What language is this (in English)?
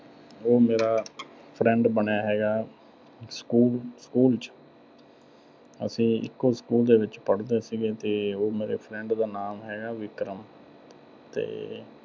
Punjabi